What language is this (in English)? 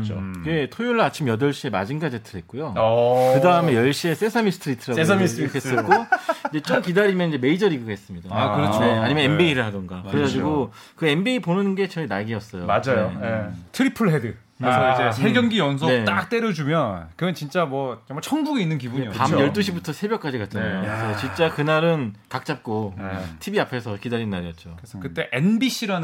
Korean